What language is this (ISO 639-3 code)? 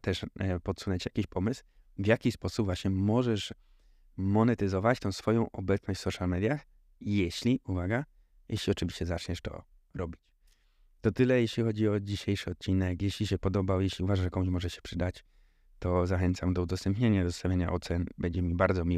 pol